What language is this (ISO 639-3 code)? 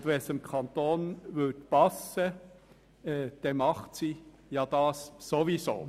gsw